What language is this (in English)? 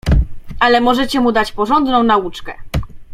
Polish